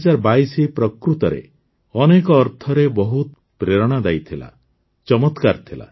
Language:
Odia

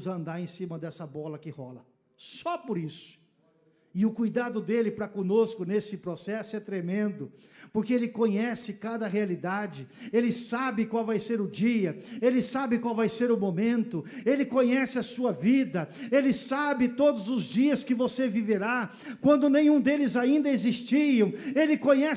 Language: Portuguese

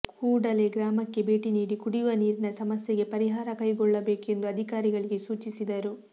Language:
Kannada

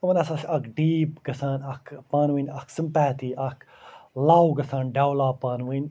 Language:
Kashmiri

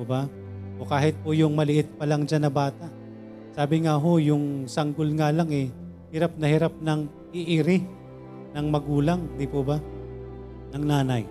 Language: Filipino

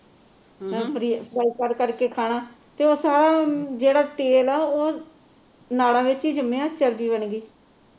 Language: Punjabi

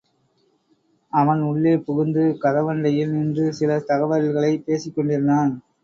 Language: Tamil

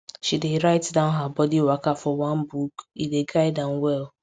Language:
Nigerian Pidgin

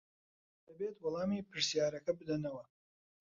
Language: Central Kurdish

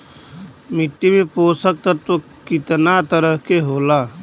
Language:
Bhojpuri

